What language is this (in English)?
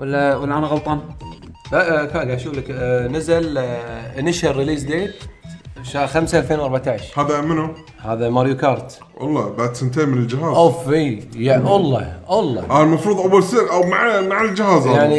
Arabic